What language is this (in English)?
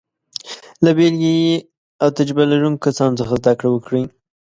Pashto